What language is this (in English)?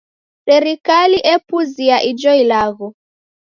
Taita